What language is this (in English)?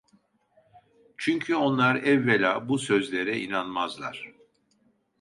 Turkish